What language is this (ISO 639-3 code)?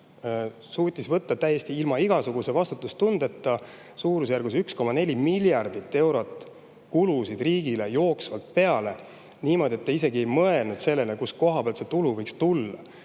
est